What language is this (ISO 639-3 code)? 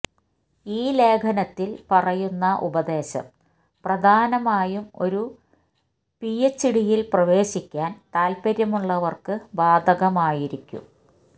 mal